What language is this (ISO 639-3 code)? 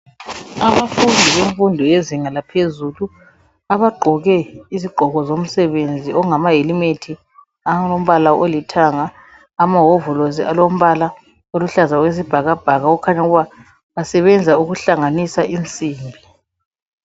nde